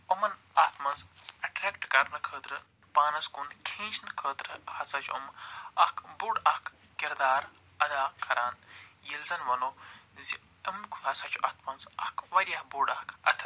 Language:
Kashmiri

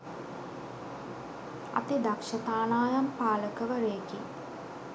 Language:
Sinhala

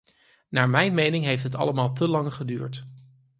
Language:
Dutch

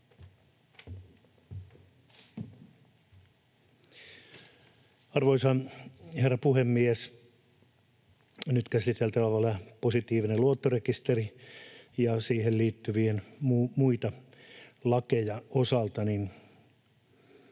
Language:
Finnish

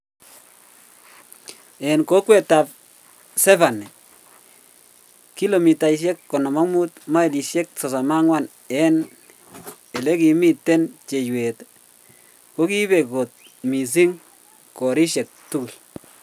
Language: Kalenjin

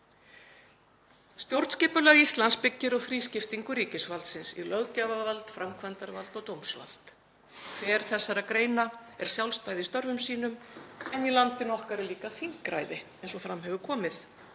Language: Icelandic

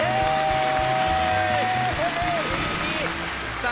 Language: Japanese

